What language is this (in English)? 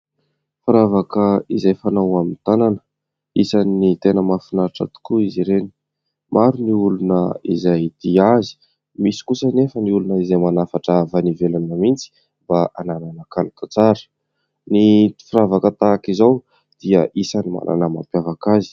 Malagasy